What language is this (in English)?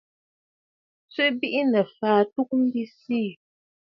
Bafut